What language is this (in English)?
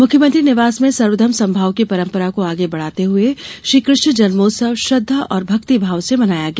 Hindi